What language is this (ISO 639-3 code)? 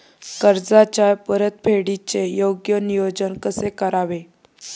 mar